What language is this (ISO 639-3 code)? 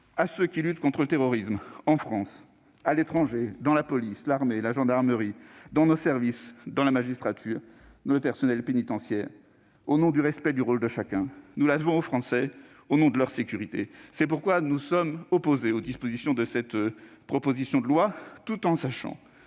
fra